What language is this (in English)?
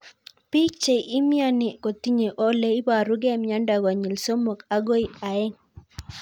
Kalenjin